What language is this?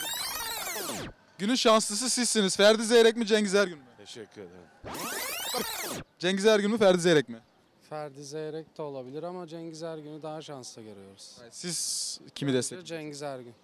Turkish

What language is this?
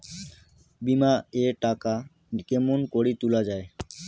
Bangla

